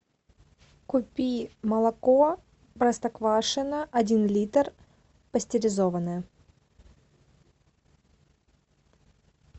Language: Russian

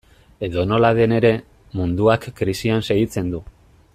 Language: Basque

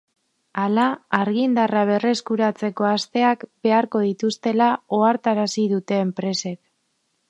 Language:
Basque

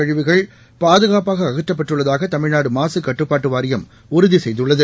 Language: Tamil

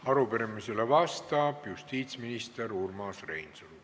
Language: Estonian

